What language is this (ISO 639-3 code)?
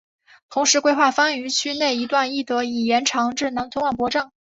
zho